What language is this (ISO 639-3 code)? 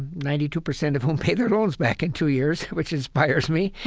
eng